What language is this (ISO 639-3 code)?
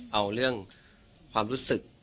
tha